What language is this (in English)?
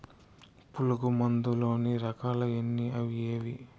Telugu